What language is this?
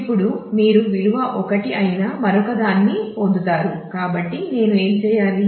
Telugu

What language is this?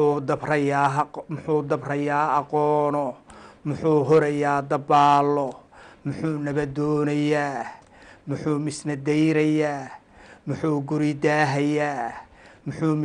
Arabic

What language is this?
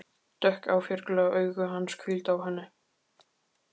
Icelandic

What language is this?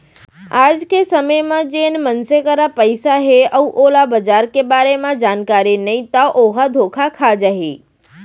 Chhattisgarhi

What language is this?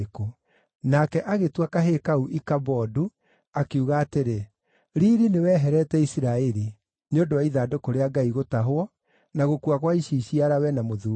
Kikuyu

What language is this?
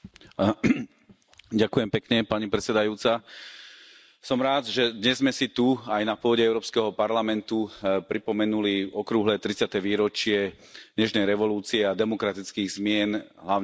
Slovak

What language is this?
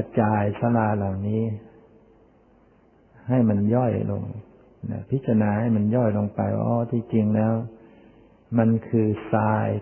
Thai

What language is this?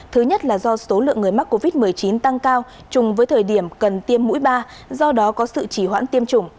Vietnamese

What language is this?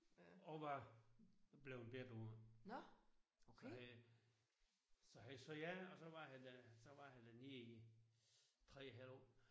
Danish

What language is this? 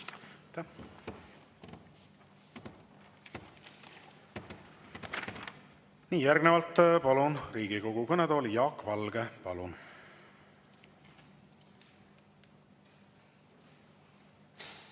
Estonian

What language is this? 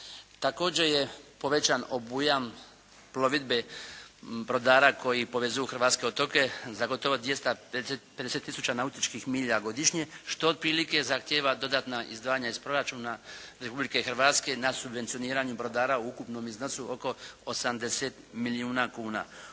Croatian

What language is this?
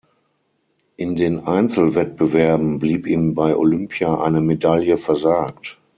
German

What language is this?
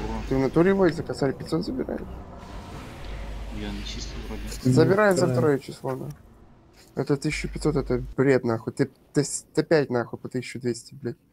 Russian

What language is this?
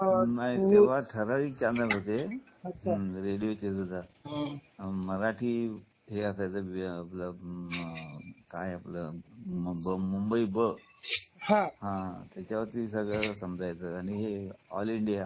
Marathi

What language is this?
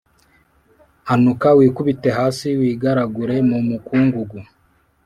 Kinyarwanda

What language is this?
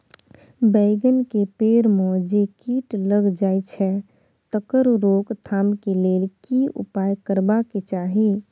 Maithili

